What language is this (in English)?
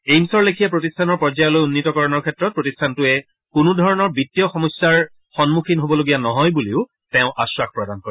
Assamese